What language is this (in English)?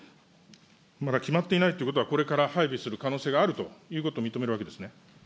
Japanese